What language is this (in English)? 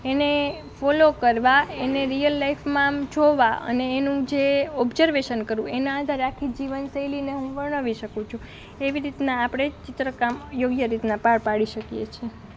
Gujarati